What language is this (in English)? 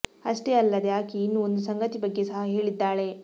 Kannada